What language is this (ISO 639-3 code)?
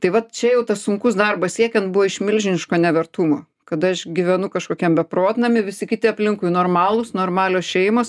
lit